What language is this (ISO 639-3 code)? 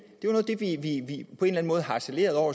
dan